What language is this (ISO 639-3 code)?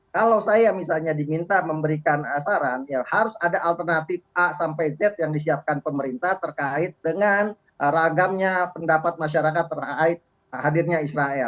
ind